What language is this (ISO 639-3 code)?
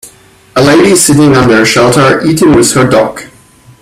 eng